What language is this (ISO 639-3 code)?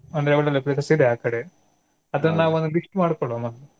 kan